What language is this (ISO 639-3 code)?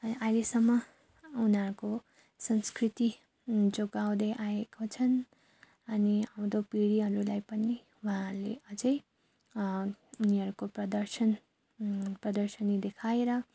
nep